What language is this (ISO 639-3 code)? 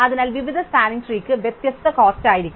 mal